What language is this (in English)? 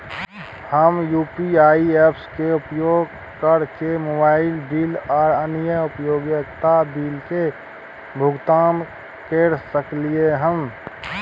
Maithili